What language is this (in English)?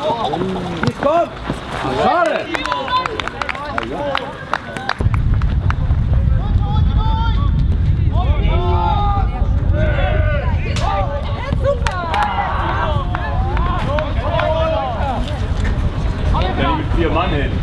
German